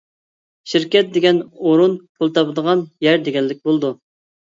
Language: Uyghur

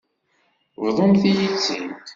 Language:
Kabyle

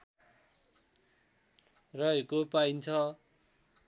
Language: Nepali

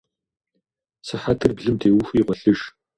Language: Kabardian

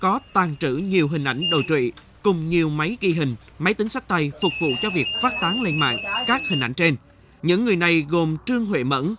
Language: Vietnamese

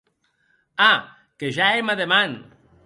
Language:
Occitan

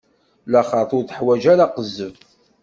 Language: Kabyle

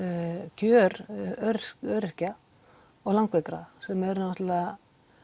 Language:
Icelandic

